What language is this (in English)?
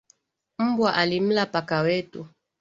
Swahili